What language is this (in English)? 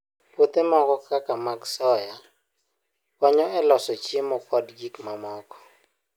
Luo (Kenya and Tanzania)